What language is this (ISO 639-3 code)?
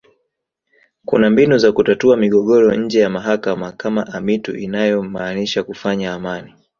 swa